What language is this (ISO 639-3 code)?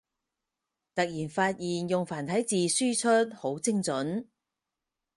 yue